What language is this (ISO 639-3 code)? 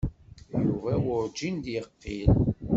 kab